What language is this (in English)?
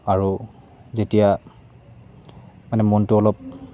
Assamese